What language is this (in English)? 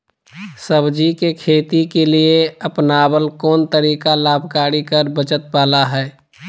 Magahi